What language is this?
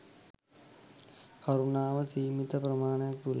Sinhala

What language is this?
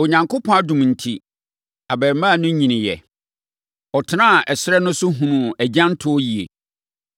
Akan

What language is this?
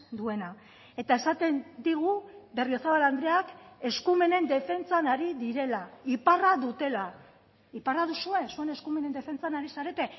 Basque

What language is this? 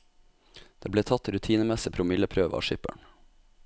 Norwegian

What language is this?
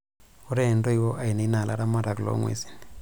Masai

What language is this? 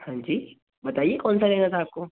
Hindi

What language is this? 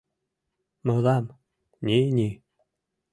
Mari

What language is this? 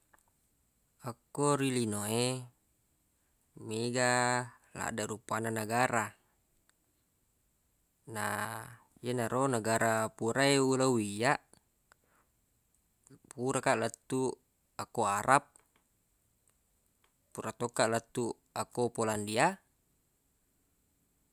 Buginese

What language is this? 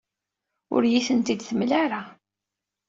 Kabyle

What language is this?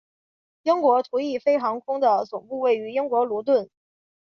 Chinese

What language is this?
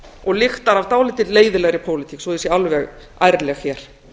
Icelandic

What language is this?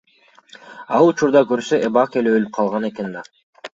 Kyrgyz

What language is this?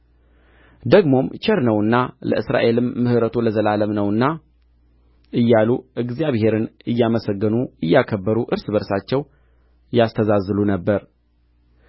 Amharic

